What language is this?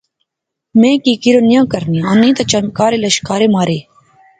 Pahari-Potwari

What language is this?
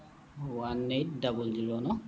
Assamese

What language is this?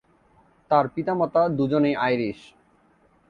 Bangla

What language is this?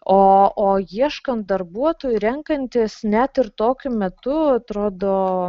Lithuanian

